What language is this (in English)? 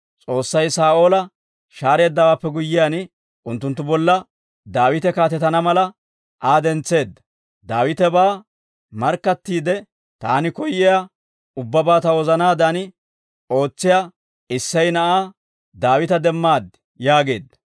Dawro